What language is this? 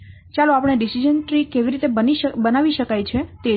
Gujarati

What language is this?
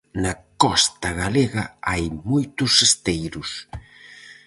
Galician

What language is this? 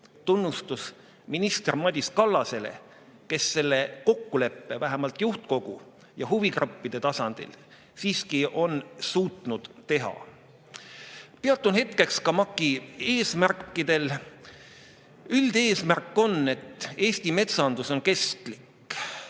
Estonian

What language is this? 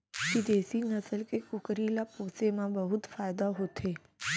Chhattisgarhi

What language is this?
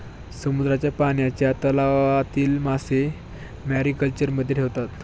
Marathi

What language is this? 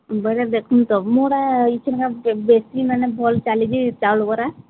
Odia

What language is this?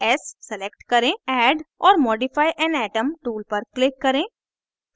Hindi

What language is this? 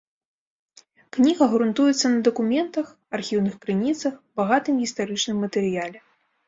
Belarusian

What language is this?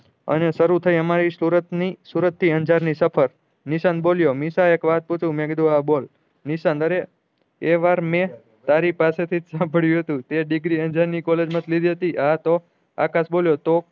Gujarati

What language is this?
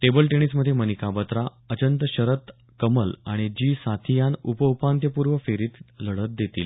Marathi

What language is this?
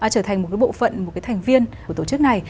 Vietnamese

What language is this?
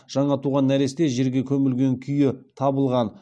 Kazakh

